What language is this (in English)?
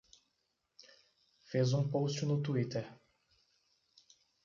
Portuguese